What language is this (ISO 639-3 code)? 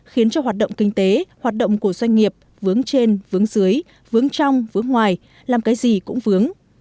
vie